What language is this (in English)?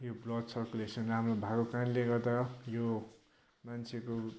Nepali